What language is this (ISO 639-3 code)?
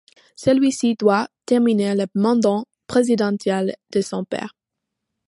fra